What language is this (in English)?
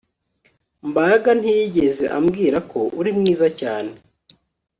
Kinyarwanda